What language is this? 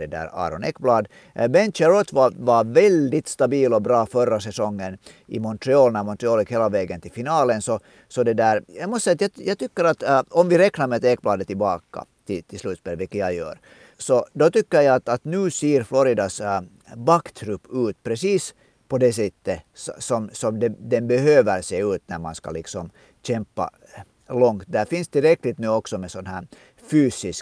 Swedish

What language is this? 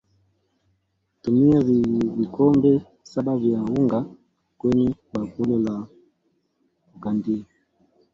Swahili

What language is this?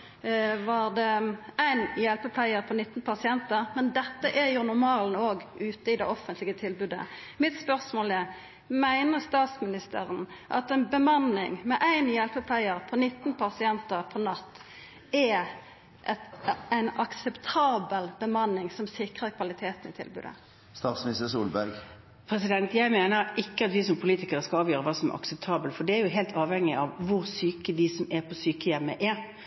Norwegian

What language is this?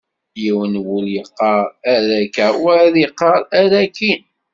Kabyle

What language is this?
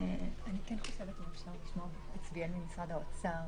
Hebrew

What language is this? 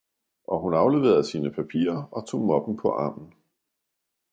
Danish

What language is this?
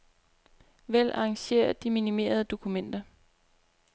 Danish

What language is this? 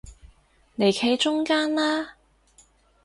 Cantonese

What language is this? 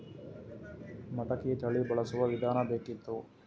Kannada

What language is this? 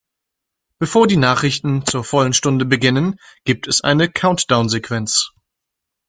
German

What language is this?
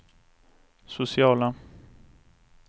Swedish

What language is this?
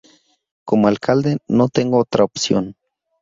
Spanish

